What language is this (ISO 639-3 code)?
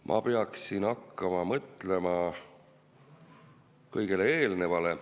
est